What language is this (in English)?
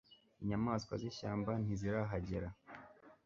Kinyarwanda